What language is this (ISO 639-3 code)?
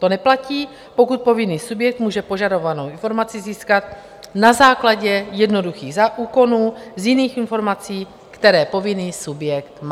ces